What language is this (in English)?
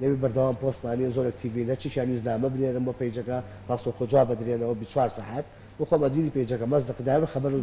Arabic